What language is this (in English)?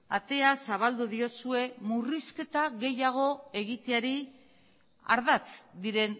Basque